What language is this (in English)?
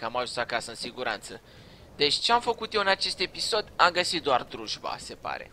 Romanian